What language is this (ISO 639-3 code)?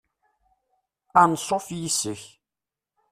kab